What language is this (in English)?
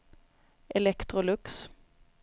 Swedish